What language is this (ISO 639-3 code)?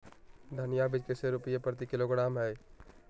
mag